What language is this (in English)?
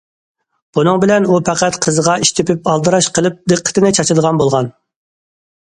Uyghur